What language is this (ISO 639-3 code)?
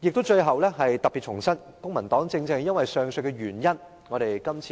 yue